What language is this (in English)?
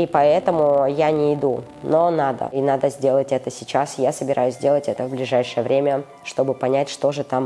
Russian